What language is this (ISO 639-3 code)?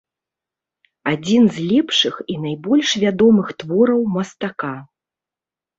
bel